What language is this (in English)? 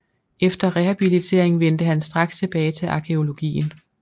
Danish